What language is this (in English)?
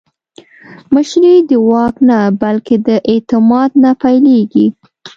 Pashto